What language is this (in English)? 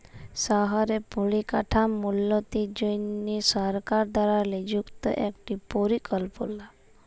Bangla